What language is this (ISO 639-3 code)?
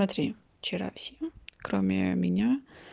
rus